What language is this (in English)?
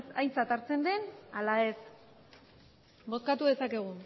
Basque